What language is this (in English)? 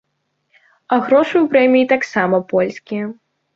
Belarusian